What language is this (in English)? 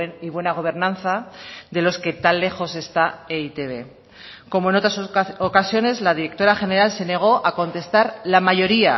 Spanish